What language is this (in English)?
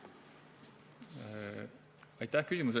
Estonian